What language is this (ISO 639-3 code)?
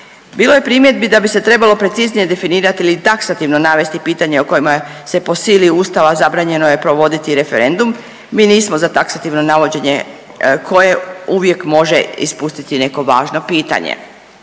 hrv